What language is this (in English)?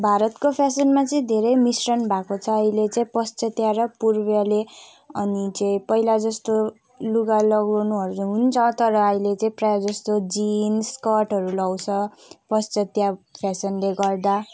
Nepali